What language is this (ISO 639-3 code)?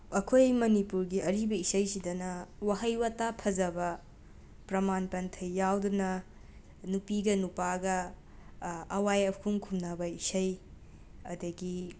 mni